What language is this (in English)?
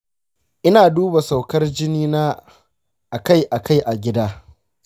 Hausa